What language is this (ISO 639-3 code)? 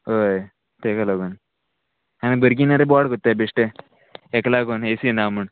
kok